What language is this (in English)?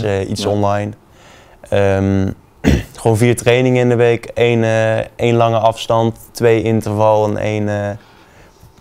Dutch